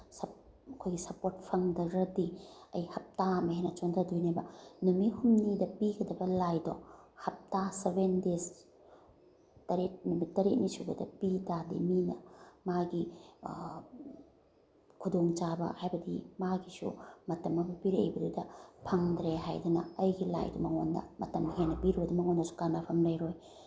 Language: Manipuri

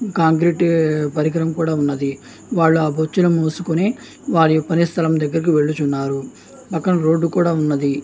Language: Telugu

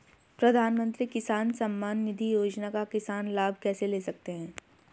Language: Hindi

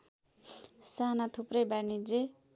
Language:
Nepali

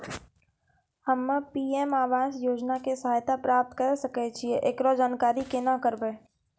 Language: Maithili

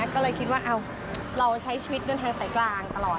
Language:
Thai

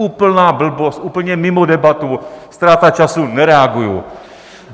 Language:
Czech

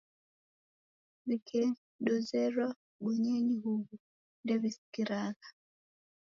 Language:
Taita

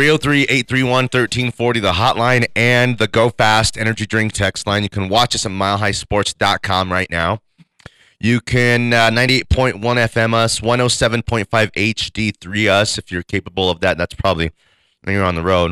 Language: English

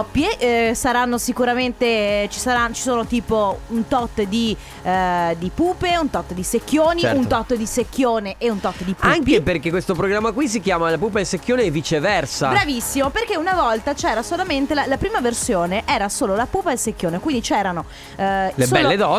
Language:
Italian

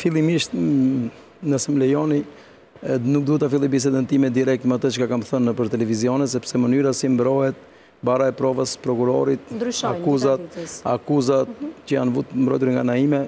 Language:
Romanian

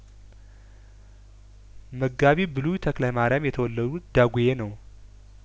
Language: Amharic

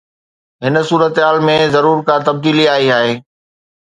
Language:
Sindhi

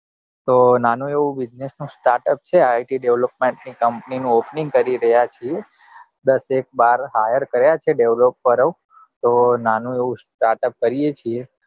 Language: Gujarati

